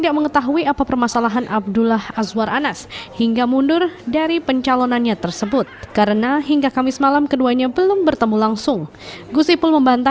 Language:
Indonesian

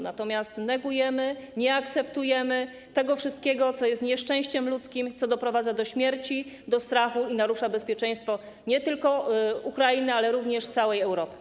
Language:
Polish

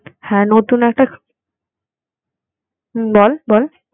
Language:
Bangla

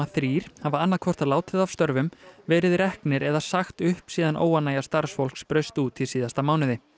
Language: Icelandic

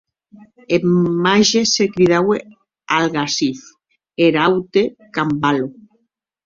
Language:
Occitan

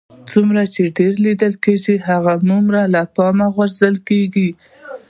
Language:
Pashto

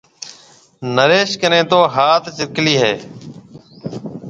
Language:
Marwari (Pakistan)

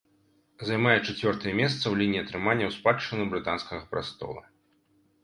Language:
Belarusian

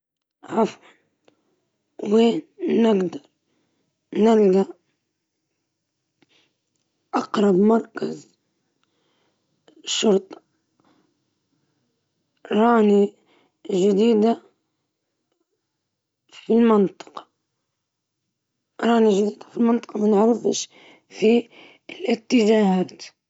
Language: Libyan Arabic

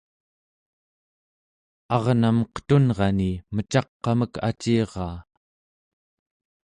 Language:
Central Yupik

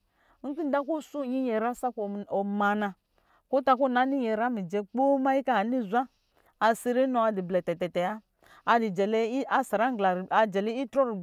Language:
Lijili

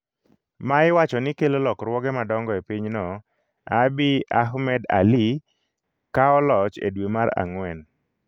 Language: Luo (Kenya and Tanzania)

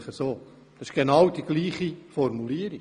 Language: Swiss German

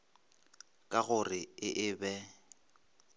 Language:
Northern Sotho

